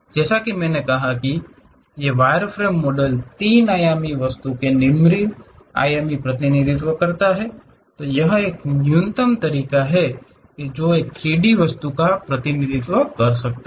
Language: Hindi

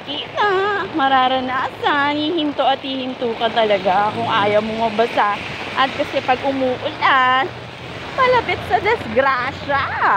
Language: Filipino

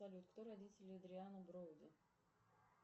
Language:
Russian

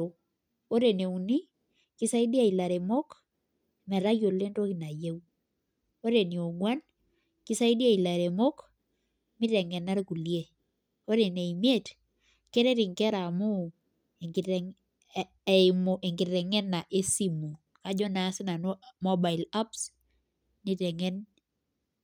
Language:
Masai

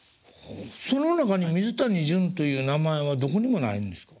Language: Japanese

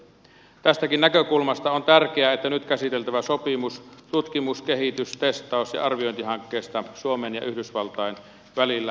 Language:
Finnish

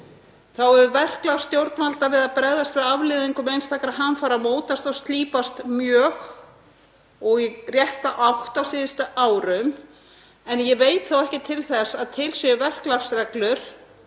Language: Icelandic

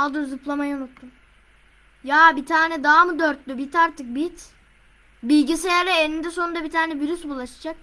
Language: Turkish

